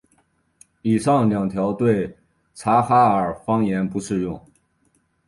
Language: Chinese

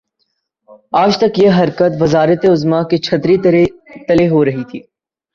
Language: Urdu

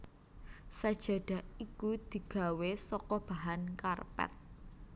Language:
Javanese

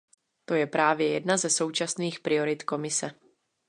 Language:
Czech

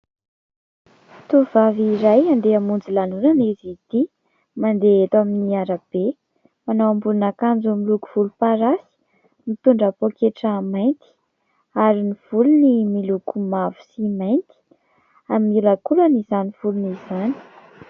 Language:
Malagasy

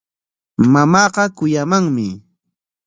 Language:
Corongo Ancash Quechua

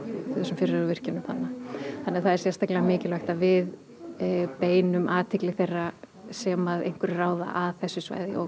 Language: Icelandic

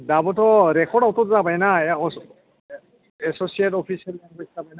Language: Bodo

